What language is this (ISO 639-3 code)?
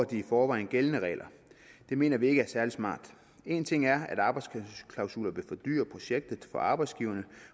dan